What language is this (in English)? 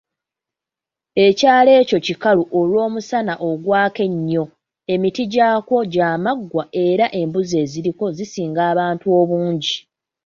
Ganda